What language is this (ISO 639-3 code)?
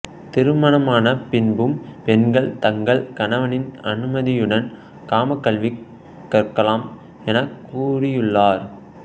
tam